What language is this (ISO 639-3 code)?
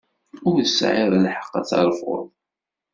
kab